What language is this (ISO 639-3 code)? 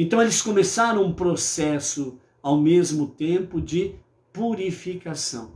por